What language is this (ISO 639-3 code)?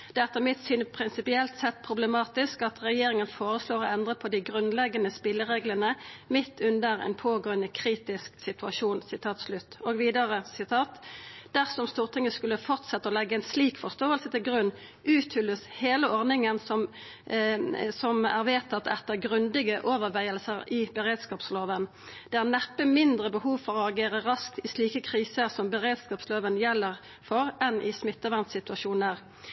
nno